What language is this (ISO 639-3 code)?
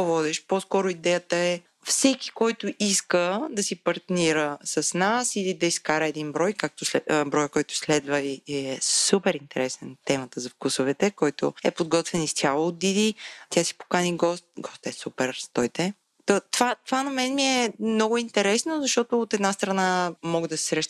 bul